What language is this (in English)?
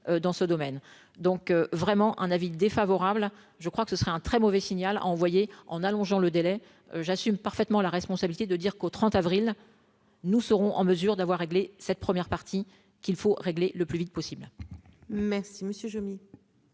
French